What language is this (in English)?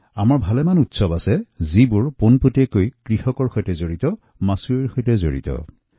Assamese